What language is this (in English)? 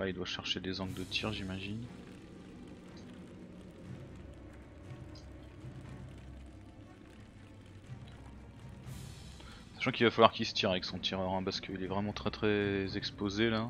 French